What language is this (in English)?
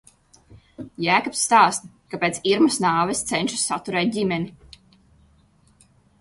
Latvian